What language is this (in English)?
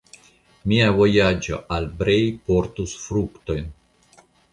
Esperanto